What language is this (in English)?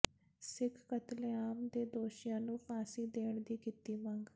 Punjabi